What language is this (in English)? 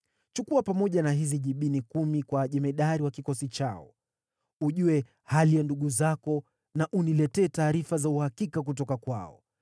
Swahili